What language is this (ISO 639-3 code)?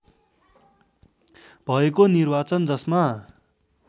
nep